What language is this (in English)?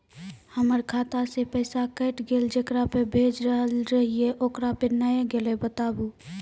Maithili